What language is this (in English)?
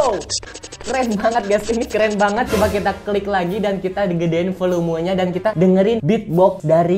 Indonesian